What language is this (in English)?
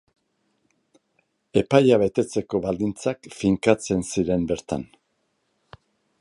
Basque